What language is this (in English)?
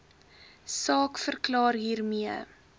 Afrikaans